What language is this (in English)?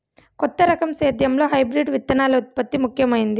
Telugu